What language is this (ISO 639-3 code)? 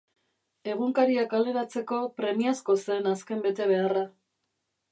eus